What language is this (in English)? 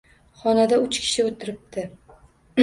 Uzbek